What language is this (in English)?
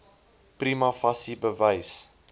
Afrikaans